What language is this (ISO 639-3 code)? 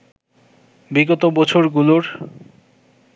ben